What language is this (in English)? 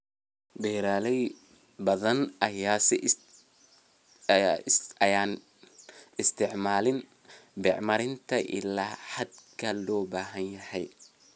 Somali